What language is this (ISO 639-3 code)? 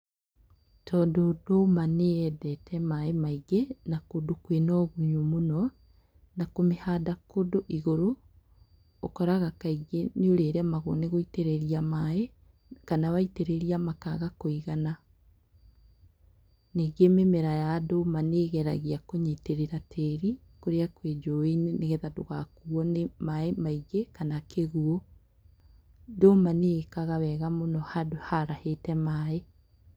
kik